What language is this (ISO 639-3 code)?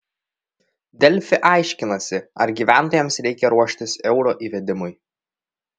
lit